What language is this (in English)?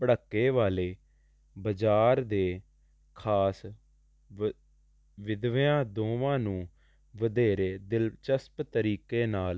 Punjabi